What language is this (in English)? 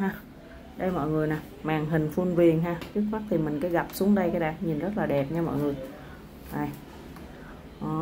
Vietnamese